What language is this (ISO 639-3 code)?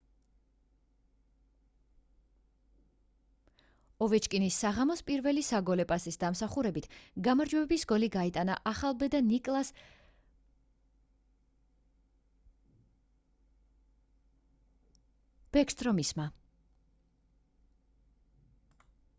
kat